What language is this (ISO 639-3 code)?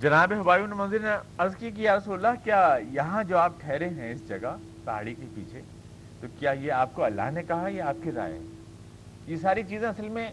urd